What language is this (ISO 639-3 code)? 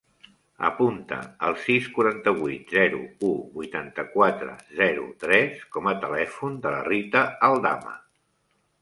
cat